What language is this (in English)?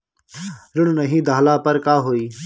Bhojpuri